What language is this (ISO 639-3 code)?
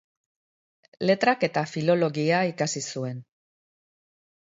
eus